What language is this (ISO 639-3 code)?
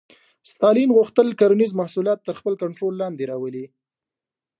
pus